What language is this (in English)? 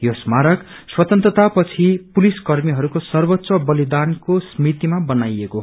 Nepali